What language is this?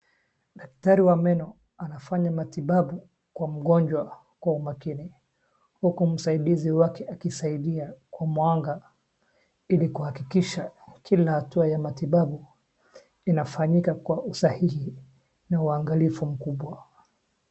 Swahili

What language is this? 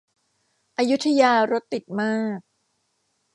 Thai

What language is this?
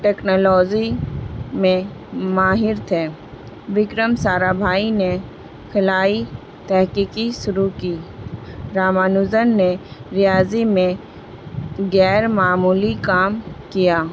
Urdu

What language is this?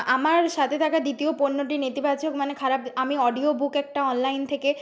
Bangla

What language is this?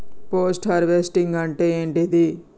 Telugu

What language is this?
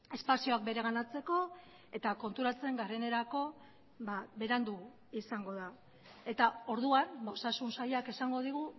Basque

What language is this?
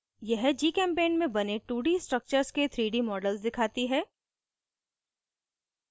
Hindi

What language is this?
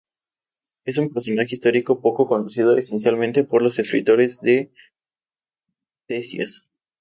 Spanish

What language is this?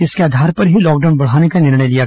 Hindi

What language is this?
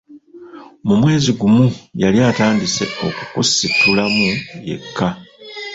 Ganda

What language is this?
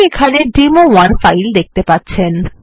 Bangla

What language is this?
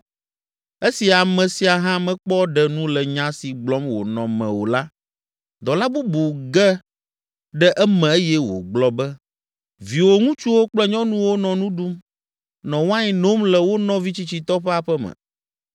Ewe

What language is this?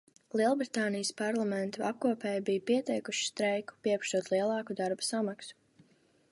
Latvian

